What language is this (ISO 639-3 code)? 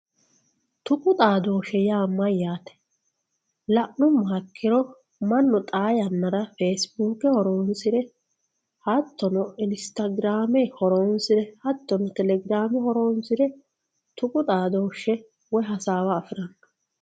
sid